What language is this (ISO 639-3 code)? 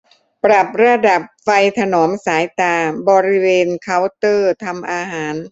tha